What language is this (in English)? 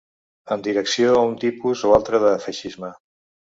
Catalan